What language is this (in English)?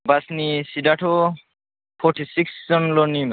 Bodo